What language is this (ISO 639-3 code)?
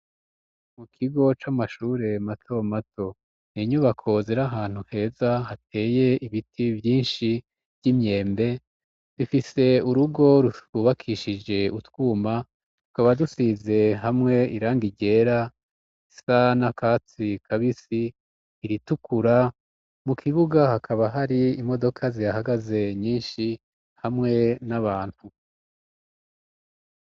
run